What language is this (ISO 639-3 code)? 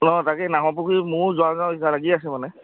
asm